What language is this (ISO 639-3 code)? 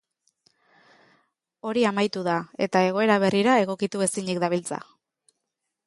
eus